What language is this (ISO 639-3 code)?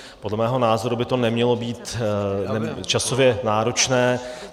ces